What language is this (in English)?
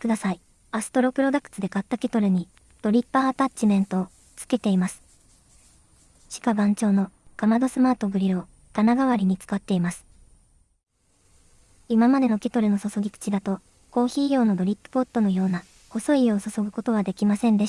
Japanese